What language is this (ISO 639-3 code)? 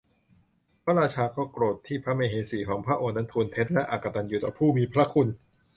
tha